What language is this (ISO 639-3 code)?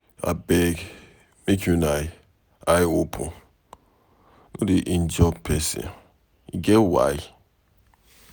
pcm